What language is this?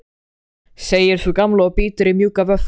Icelandic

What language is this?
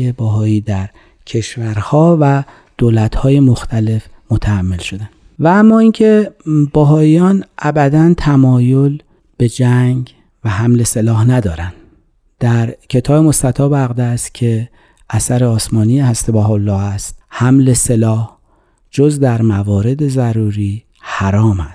Persian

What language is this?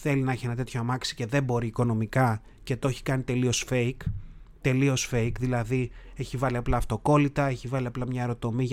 Greek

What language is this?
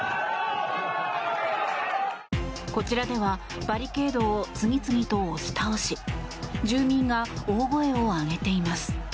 Japanese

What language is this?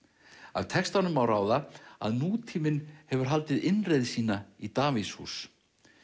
Icelandic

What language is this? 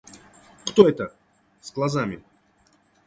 Russian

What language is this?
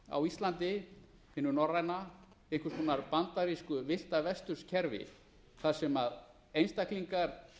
Icelandic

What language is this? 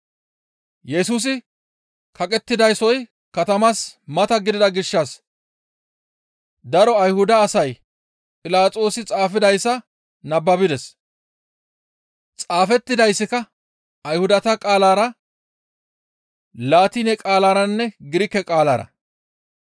Gamo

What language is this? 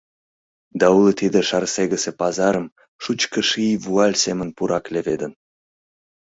Mari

